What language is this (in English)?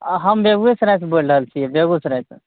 Maithili